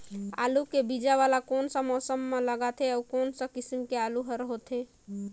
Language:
Chhattisgarhi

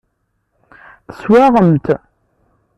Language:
Kabyle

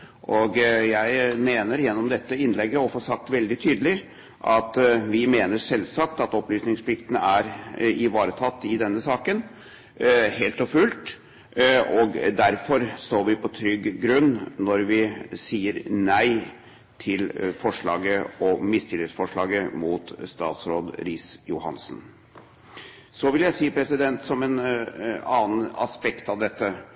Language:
Norwegian Bokmål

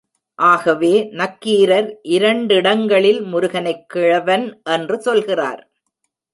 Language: Tamil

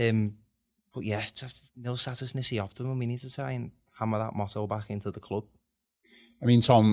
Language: English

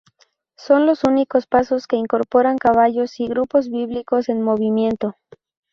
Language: Spanish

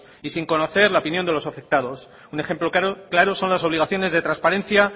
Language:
Spanish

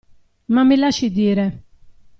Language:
Italian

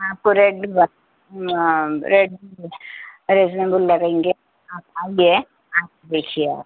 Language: Urdu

